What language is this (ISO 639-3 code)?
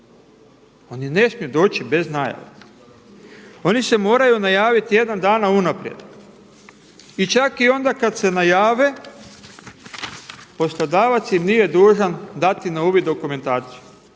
hrv